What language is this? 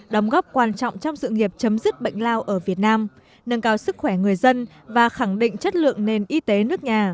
Vietnamese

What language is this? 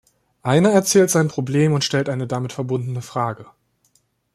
German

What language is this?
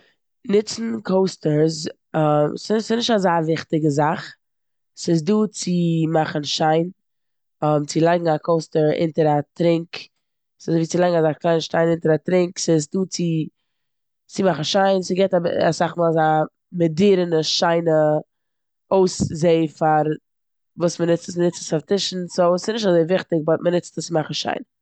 Yiddish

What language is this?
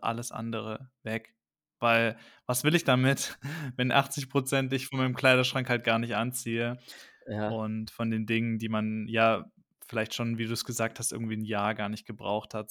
German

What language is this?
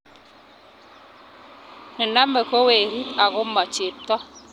Kalenjin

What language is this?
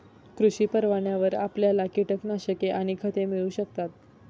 Marathi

